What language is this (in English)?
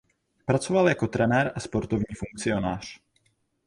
Czech